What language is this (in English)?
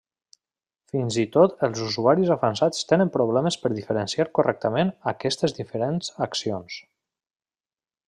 Catalan